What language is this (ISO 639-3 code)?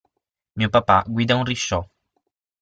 ita